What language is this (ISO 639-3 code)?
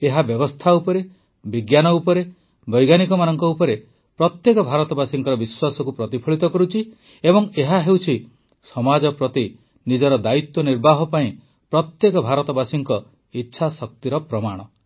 ori